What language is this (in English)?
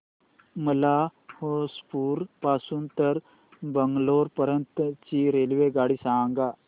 Marathi